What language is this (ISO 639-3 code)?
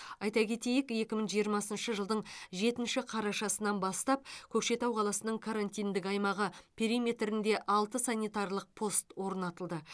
kaz